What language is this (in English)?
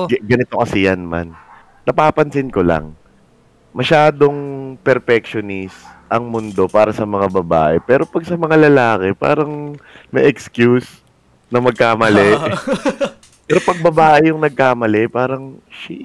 Filipino